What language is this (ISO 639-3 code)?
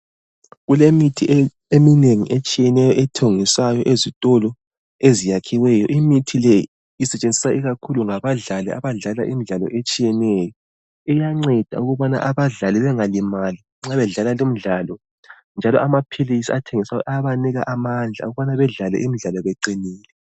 nde